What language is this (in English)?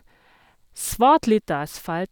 Norwegian